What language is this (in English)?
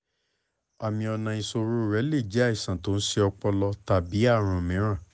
Yoruba